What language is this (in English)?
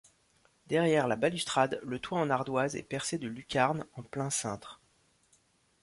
French